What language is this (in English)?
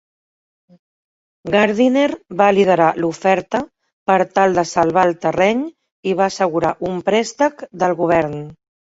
Catalan